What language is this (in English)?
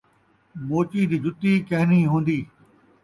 Saraiki